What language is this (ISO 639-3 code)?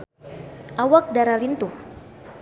sun